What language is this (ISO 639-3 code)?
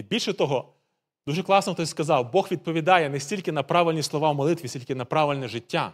ukr